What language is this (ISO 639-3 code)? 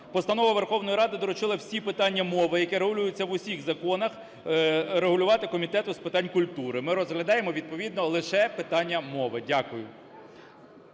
ukr